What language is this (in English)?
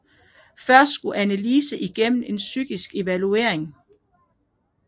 Danish